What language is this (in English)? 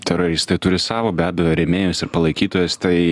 Lithuanian